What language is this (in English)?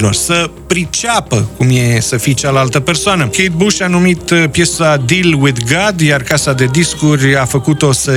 Romanian